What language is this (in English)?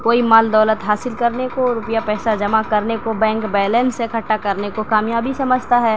Urdu